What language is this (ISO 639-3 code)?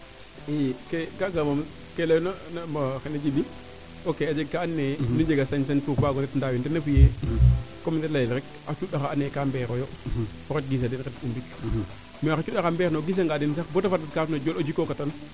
srr